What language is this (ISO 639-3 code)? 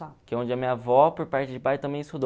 por